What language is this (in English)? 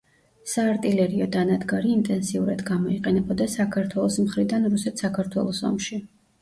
Georgian